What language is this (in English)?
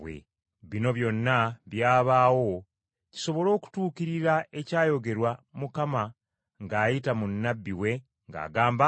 Ganda